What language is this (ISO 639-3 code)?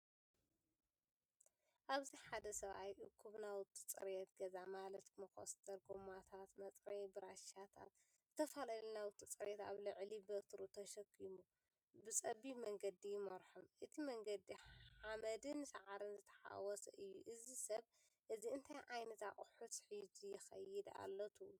tir